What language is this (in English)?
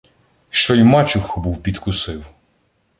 Ukrainian